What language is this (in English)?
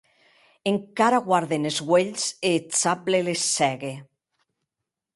Occitan